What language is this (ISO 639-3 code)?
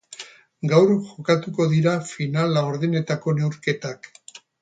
eus